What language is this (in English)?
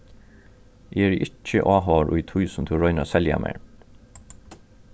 Faroese